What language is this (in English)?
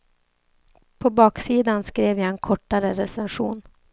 Swedish